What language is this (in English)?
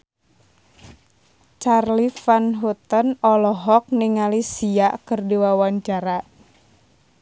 Sundanese